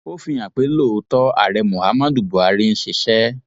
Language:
Yoruba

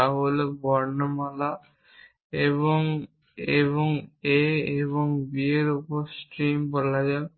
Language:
Bangla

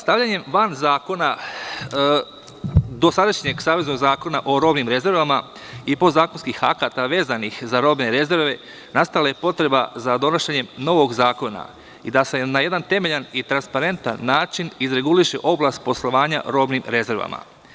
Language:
Serbian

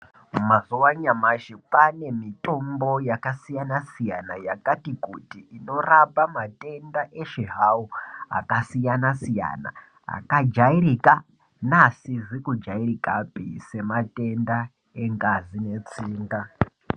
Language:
Ndau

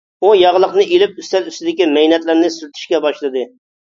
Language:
Uyghur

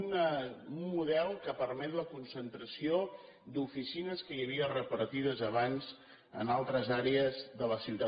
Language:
Catalan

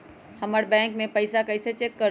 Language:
Magahi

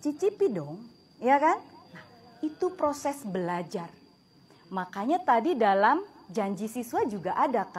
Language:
Indonesian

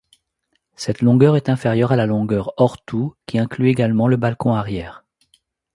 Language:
French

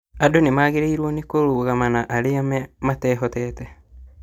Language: Kikuyu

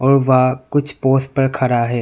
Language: Hindi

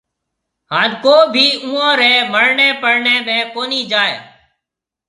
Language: Marwari (Pakistan)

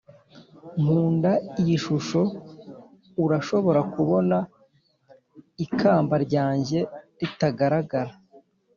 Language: Kinyarwanda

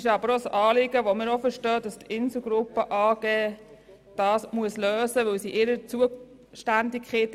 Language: Swiss German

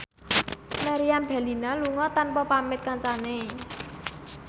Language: Javanese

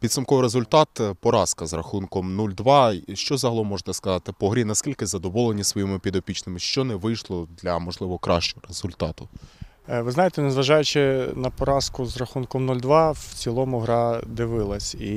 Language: Ukrainian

